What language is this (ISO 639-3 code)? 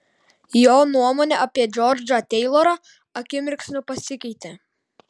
lit